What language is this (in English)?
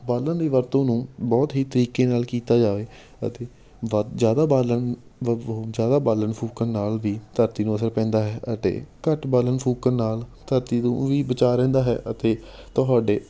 Punjabi